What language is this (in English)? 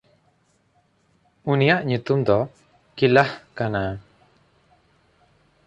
Santali